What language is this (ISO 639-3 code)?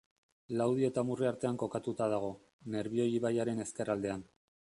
eus